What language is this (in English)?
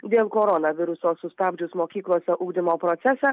Lithuanian